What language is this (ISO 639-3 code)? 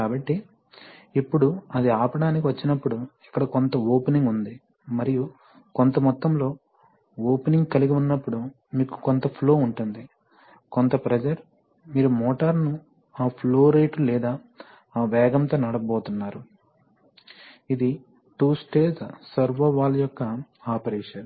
tel